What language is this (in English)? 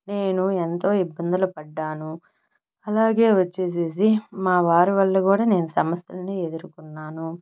Telugu